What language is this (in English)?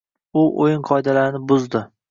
Uzbek